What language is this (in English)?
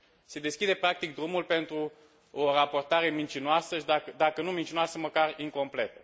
Romanian